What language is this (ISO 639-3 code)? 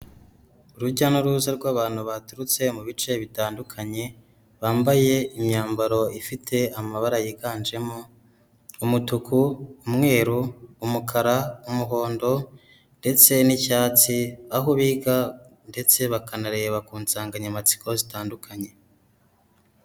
kin